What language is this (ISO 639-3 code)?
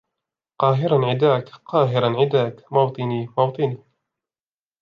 ara